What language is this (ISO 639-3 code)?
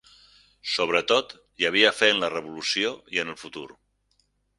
cat